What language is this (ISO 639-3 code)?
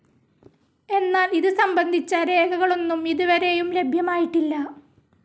mal